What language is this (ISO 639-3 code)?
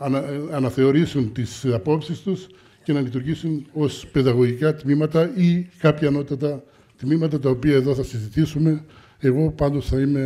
ell